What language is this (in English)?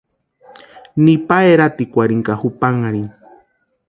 Western Highland Purepecha